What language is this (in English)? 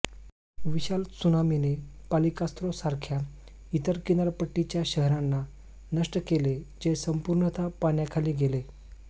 Marathi